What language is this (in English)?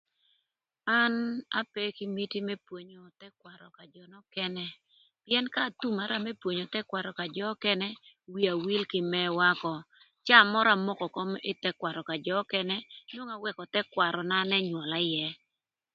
Thur